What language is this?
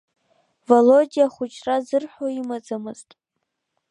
Abkhazian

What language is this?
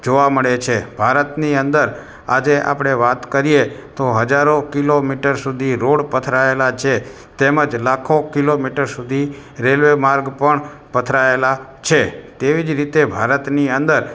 Gujarati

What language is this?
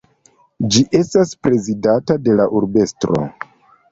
Esperanto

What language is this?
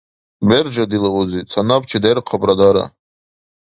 Dargwa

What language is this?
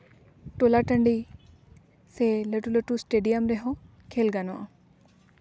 Santali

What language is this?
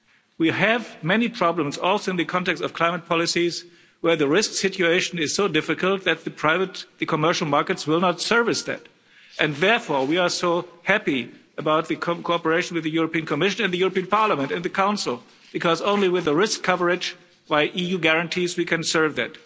English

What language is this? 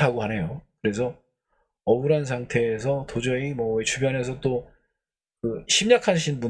Korean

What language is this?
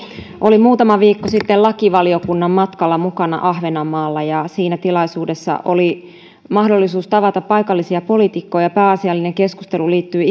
Finnish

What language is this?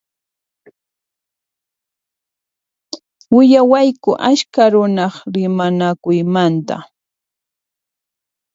Puno Quechua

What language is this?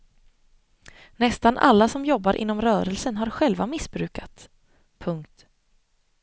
Swedish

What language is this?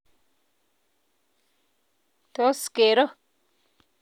Kalenjin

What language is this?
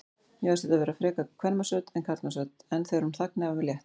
Icelandic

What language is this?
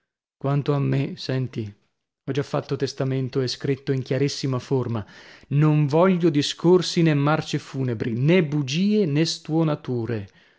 Italian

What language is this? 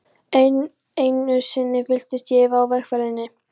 Icelandic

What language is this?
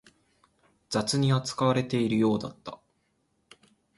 Japanese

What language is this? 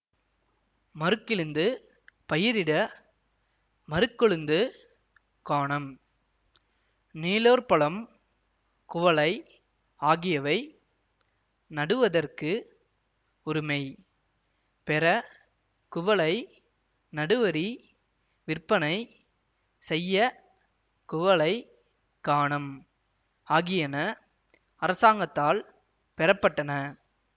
Tamil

